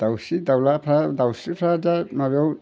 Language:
Bodo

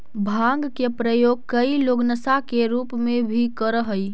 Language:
Magahi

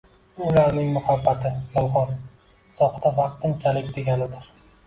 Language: Uzbek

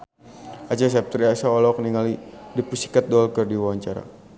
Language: Sundanese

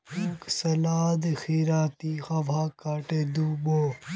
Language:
Magahi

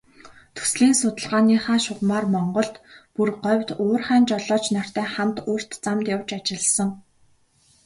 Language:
Mongolian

